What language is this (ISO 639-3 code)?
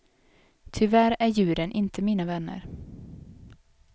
swe